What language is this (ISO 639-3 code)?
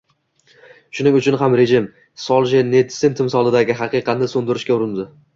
uzb